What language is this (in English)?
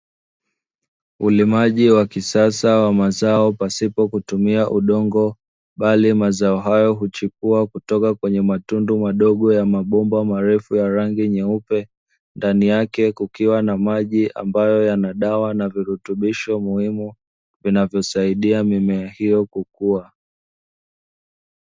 Swahili